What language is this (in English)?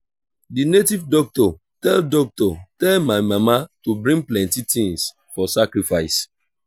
Nigerian Pidgin